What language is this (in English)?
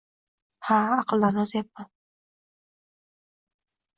Uzbek